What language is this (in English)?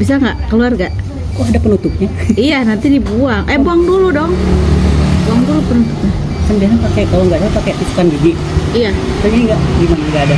Indonesian